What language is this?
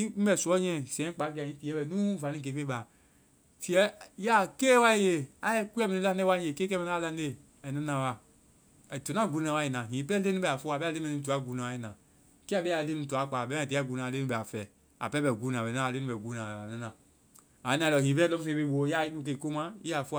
Vai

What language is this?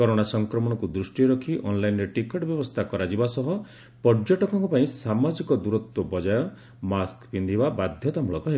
Odia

